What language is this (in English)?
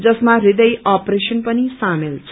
Nepali